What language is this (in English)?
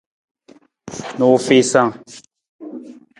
Nawdm